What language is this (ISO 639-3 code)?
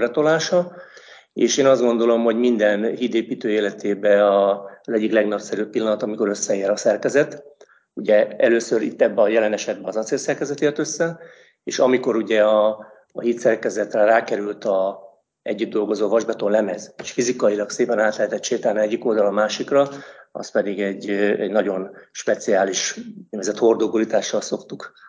hun